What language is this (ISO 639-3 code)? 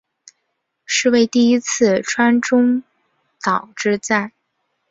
zho